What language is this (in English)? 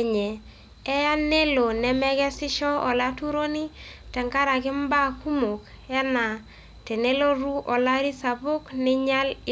Masai